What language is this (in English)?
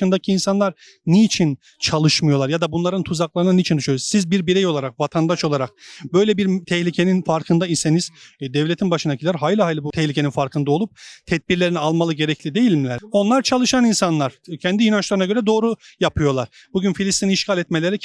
Turkish